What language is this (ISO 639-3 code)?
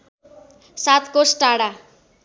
nep